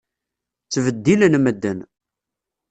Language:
Kabyle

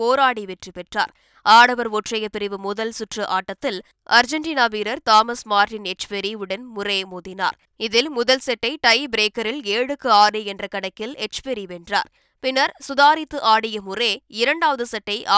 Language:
Tamil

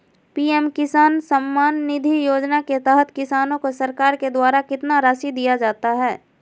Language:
Magahi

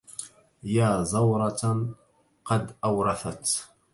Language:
Arabic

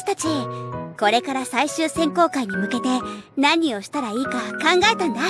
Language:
Japanese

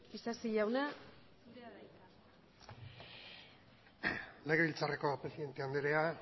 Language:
Basque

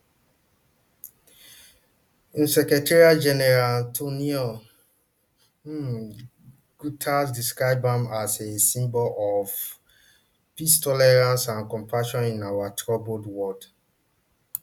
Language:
Nigerian Pidgin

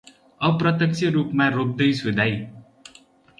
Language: Nepali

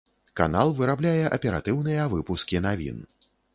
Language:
Belarusian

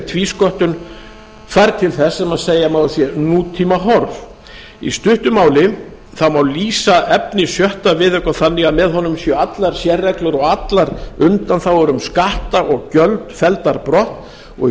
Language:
Icelandic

